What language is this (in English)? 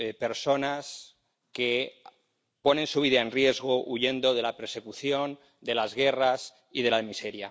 Spanish